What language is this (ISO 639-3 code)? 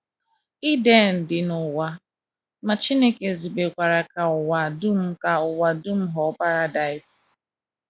ibo